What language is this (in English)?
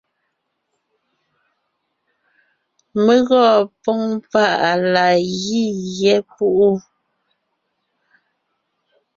Ngiemboon